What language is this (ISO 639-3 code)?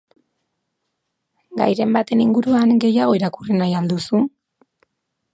eus